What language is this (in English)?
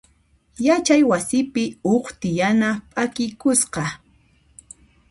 Puno Quechua